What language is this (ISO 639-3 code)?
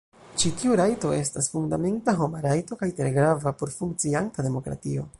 epo